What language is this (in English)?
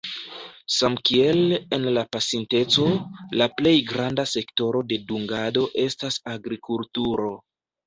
Esperanto